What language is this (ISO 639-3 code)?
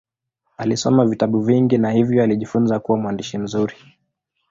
swa